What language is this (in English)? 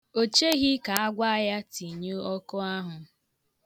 Igbo